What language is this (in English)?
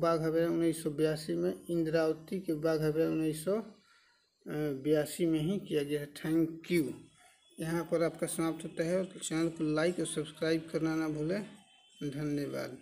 Hindi